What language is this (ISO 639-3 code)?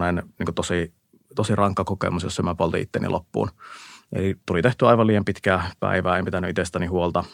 fin